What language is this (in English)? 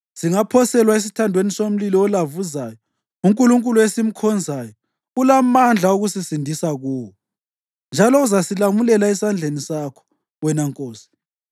North Ndebele